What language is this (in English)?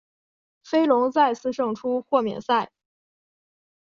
Chinese